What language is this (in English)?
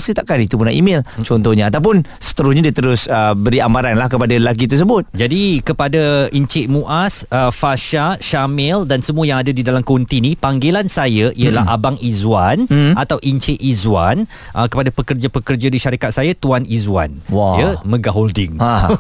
Malay